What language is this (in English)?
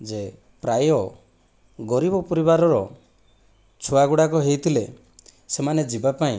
Odia